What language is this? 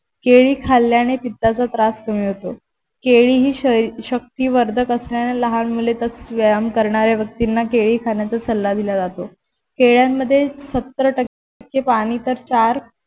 Marathi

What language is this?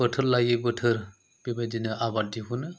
Bodo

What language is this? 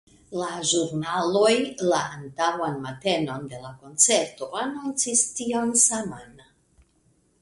Esperanto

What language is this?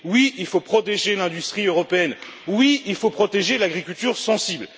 French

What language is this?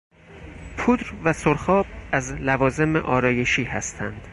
Persian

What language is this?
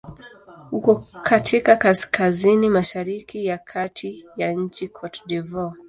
Swahili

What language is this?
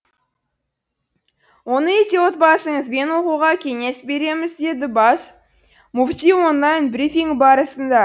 Kazakh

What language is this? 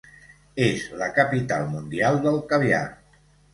Catalan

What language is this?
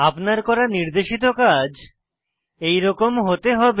Bangla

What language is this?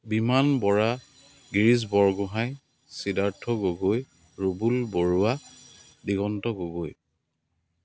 Assamese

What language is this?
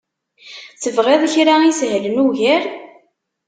Kabyle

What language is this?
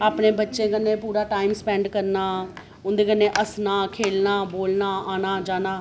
Dogri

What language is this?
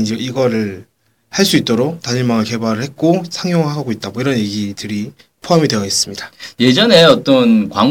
Korean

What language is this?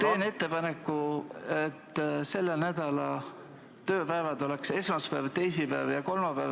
Estonian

